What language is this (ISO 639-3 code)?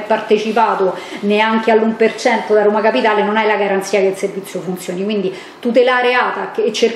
ita